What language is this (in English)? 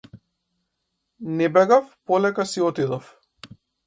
Macedonian